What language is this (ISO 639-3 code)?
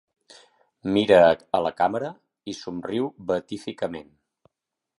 cat